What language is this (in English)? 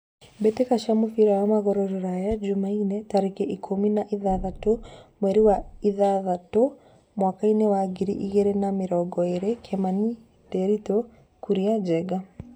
Kikuyu